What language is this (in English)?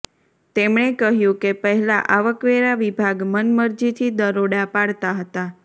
Gujarati